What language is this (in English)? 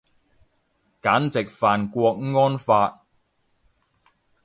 Cantonese